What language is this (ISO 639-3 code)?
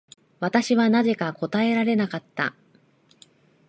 jpn